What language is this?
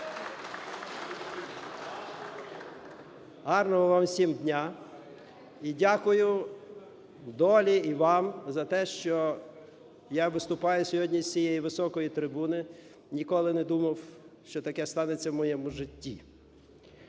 Ukrainian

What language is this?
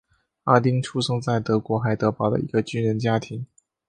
Chinese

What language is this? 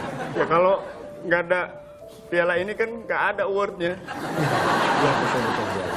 Indonesian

